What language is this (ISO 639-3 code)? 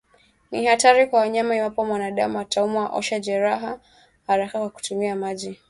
swa